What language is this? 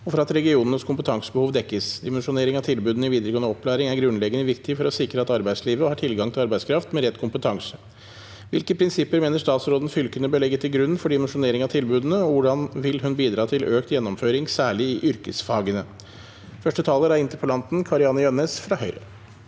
Norwegian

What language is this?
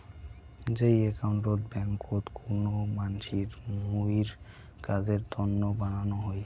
Bangla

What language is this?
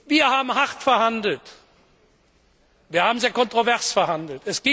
German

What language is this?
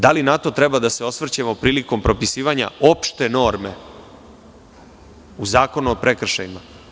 Serbian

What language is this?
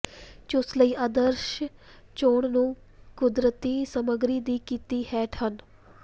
Punjabi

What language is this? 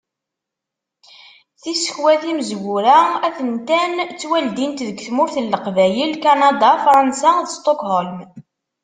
Kabyle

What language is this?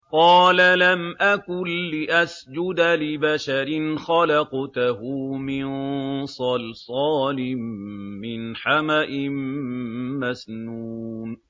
Arabic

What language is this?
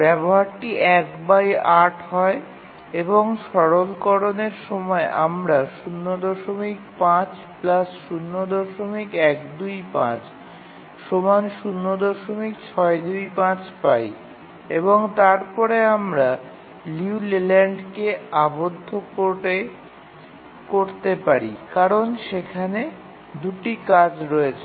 Bangla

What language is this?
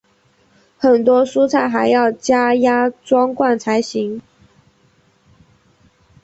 Chinese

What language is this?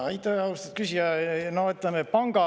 Estonian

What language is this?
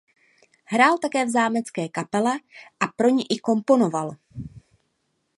Czech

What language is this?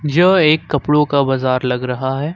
Hindi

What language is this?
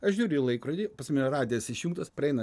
Lithuanian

